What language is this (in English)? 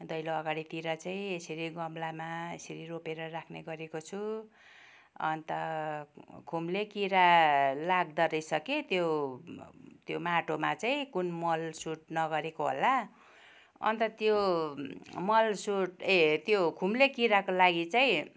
Nepali